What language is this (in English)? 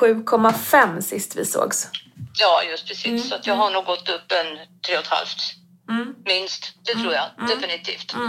Swedish